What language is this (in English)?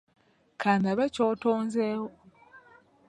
Ganda